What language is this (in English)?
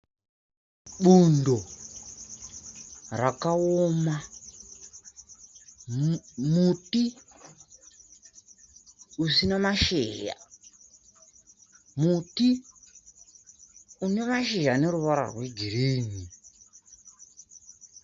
Shona